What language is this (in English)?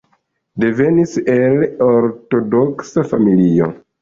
Esperanto